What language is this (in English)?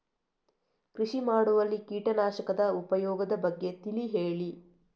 Kannada